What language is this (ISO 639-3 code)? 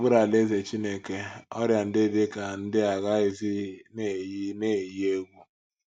ibo